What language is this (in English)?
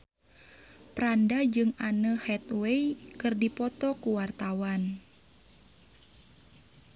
Sundanese